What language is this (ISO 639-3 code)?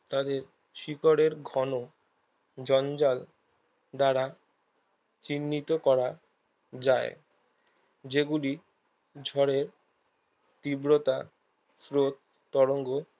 ben